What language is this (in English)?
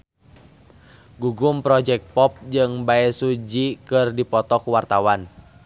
Sundanese